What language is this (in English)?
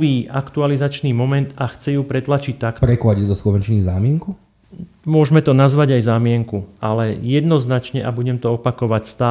Slovak